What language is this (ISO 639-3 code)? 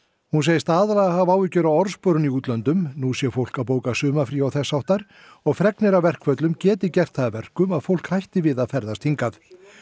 isl